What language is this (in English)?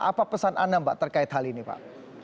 Indonesian